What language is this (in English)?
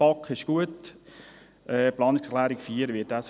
Swiss German